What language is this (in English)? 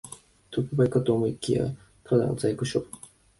Japanese